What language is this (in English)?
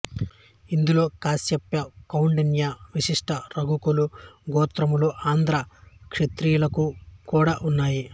Telugu